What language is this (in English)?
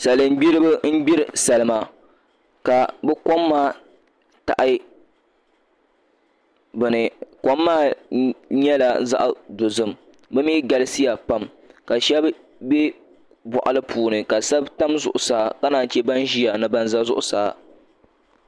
Dagbani